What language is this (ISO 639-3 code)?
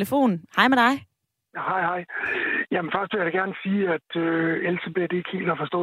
dan